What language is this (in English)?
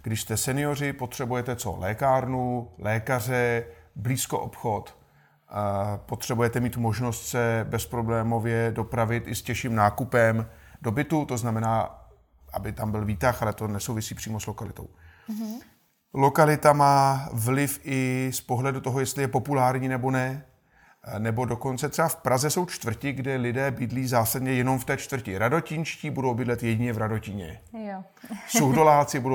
Czech